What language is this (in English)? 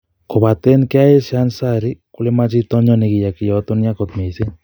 Kalenjin